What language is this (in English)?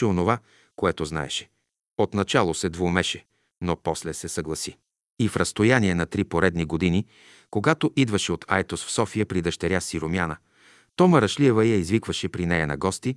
Bulgarian